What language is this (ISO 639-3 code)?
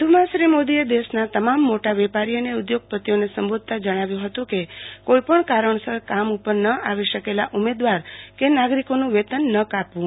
guj